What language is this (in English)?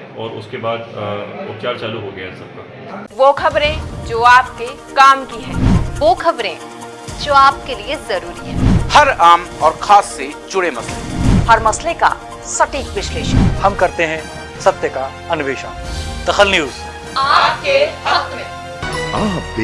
Hindi